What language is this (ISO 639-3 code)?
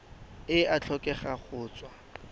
tsn